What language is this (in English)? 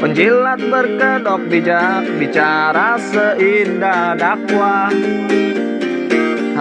Indonesian